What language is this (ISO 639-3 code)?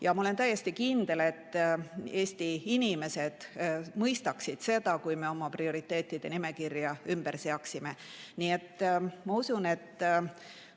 est